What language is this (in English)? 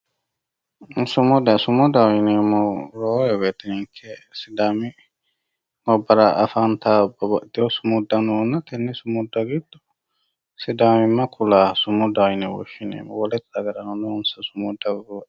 Sidamo